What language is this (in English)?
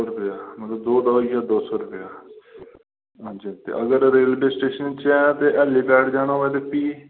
Dogri